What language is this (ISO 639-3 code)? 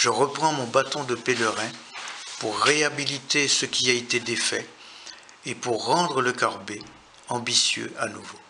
fra